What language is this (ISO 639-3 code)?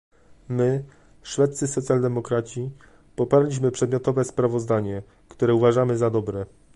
pol